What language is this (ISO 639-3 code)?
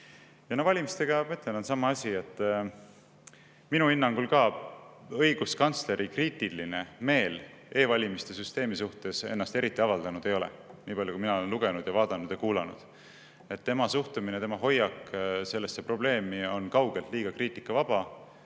est